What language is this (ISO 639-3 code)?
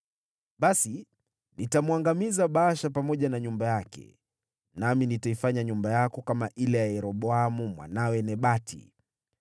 swa